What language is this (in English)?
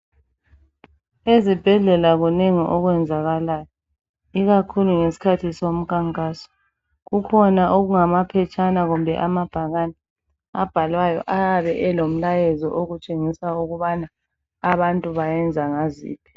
North Ndebele